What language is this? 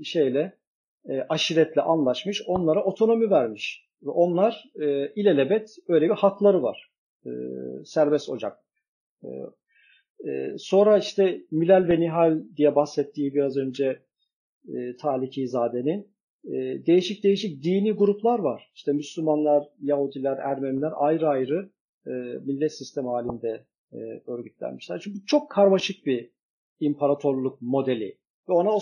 Turkish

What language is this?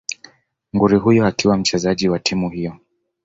Swahili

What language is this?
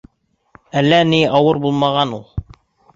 Bashkir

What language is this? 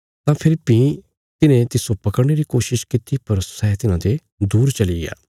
Bilaspuri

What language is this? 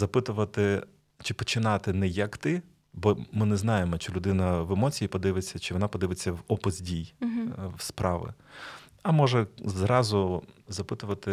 Ukrainian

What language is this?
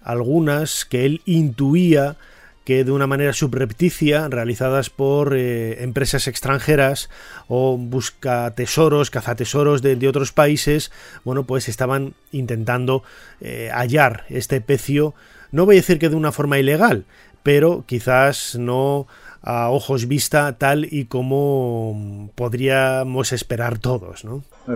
Spanish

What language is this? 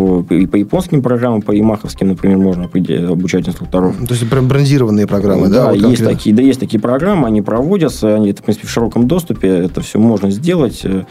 Russian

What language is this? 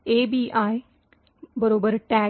Marathi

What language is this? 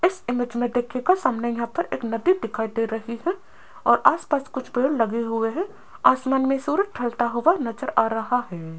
Hindi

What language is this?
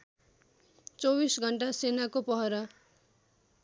Nepali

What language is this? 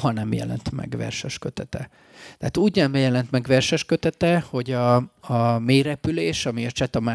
Hungarian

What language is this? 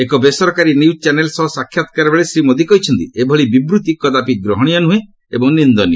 Odia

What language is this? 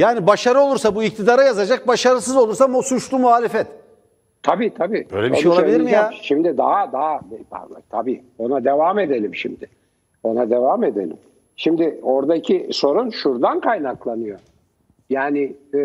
Turkish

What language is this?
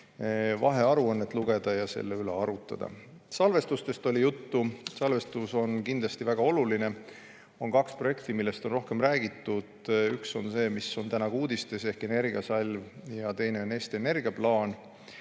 Estonian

